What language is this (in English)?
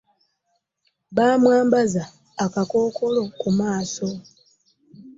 Ganda